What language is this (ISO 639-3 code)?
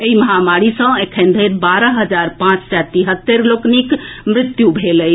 mai